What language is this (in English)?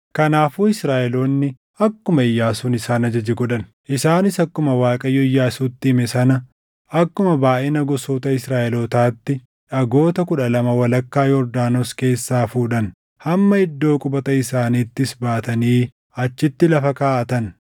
Oromo